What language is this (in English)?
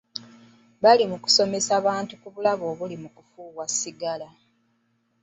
Ganda